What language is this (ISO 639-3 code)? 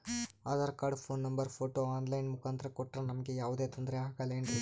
kan